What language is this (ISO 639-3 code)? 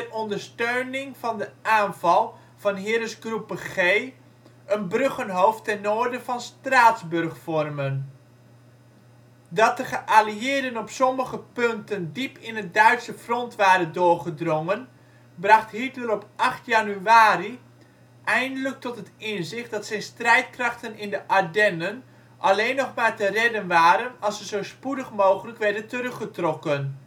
nld